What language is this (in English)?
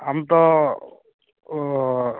Santali